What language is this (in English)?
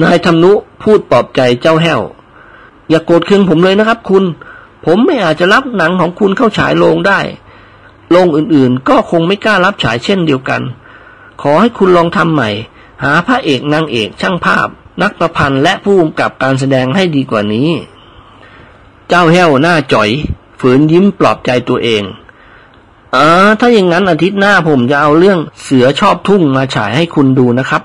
Thai